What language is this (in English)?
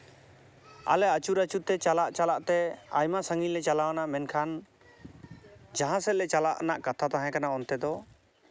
Santali